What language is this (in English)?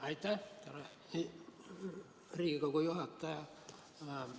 Estonian